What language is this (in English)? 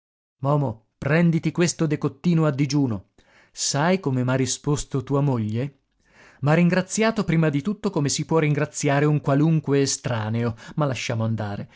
Italian